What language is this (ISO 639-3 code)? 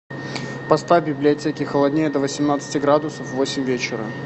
rus